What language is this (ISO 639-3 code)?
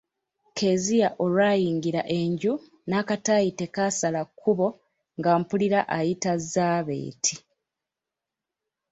lug